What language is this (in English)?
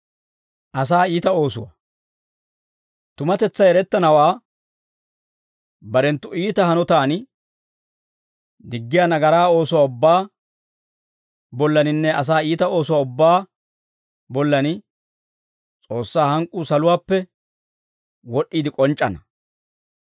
Dawro